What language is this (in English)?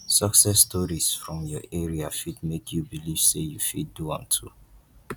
Nigerian Pidgin